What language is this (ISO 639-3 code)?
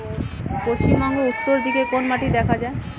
ben